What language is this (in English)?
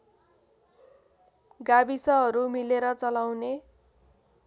Nepali